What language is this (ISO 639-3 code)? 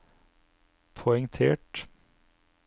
nor